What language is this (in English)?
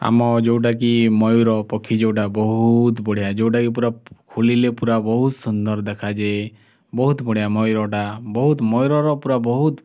Odia